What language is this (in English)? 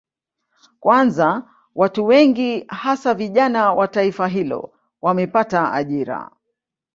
Swahili